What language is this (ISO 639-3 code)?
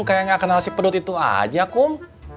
ind